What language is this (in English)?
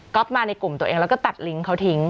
Thai